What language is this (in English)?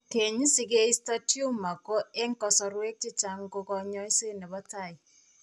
Kalenjin